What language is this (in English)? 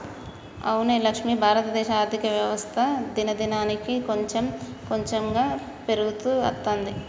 Telugu